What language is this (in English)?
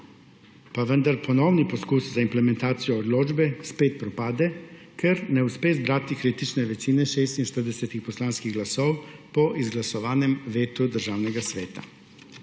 Slovenian